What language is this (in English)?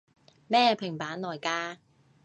Cantonese